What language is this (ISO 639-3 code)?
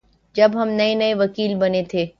urd